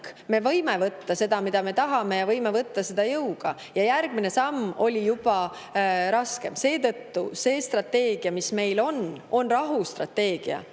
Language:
Estonian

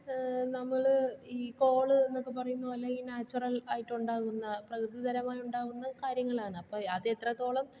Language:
Malayalam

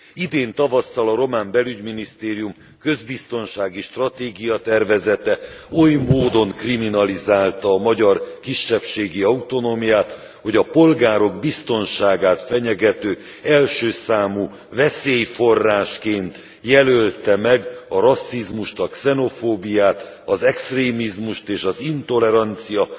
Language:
Hungarian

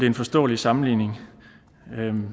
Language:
Danish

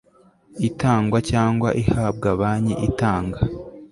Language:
Kinyarwanda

